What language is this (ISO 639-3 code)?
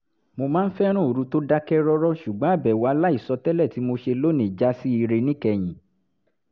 yor